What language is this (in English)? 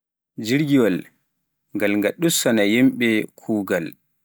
Pular